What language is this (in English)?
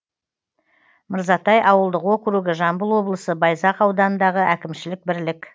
Kazakh